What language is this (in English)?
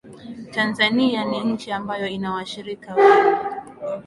Swahili